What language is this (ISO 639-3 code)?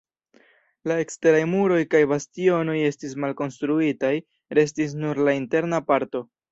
epo